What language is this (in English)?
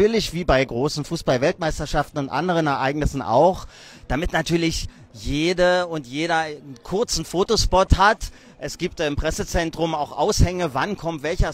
German